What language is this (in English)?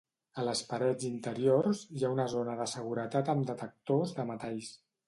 Catalan